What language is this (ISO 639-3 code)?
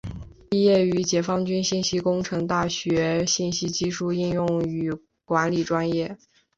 zho